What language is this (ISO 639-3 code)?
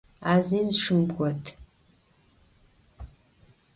ady